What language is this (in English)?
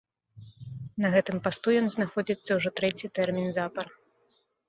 Belarusian